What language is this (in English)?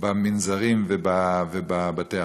Hebrew